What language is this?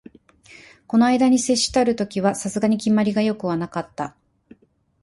Japanese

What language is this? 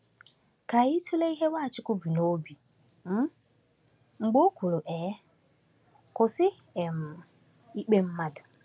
Igbo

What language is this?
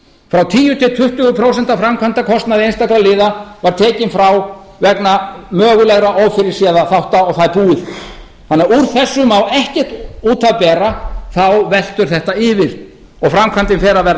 Icelandic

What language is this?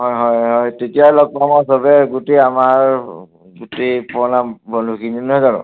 Assamese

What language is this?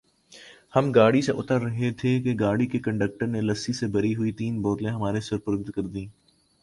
Urdu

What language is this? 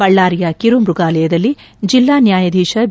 Kannada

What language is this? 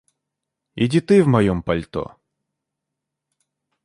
Russian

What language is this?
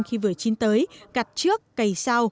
Vietnamese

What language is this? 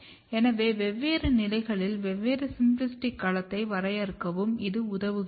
Tamil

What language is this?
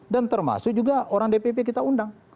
Indonesian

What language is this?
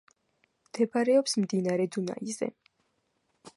Georgian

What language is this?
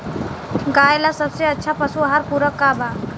Bhojpuri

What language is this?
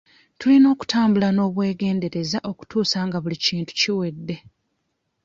Ganda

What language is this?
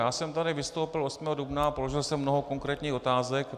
Czech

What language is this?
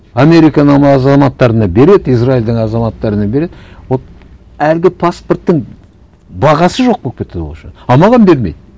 Kazakh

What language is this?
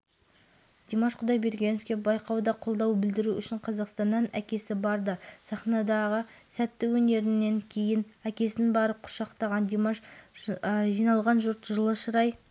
Kazakh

